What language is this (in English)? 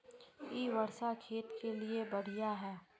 Magahi